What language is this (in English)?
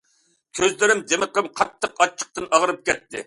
Uyghur